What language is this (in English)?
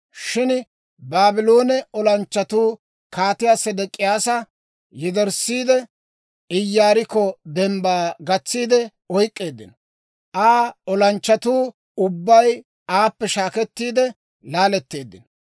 Dawro